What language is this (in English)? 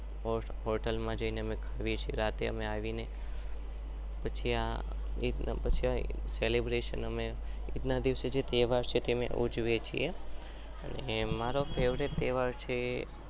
Gujarati